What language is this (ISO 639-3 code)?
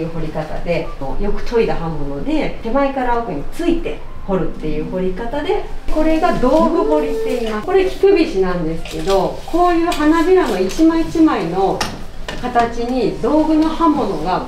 jpn